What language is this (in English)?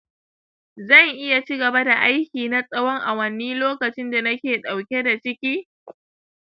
Hausa